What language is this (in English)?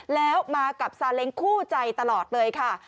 Thai